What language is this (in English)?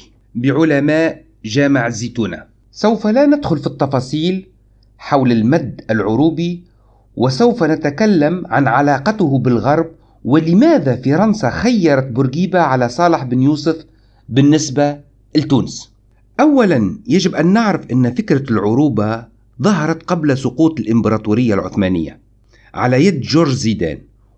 Arabic